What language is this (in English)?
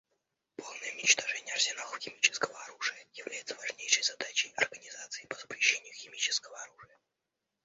Russian